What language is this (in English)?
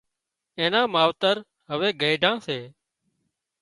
Wadiyara Koli